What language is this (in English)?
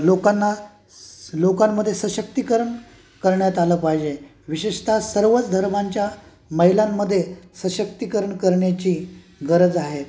Marathi